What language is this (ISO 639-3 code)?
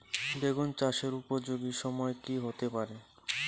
ben